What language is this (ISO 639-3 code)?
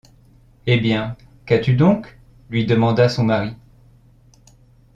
fra